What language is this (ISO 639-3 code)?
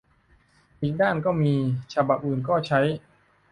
tha